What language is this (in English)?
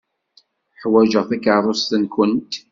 Kabyle